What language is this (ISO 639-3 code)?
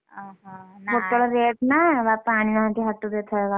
ori